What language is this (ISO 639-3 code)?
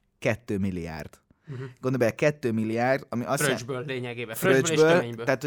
hun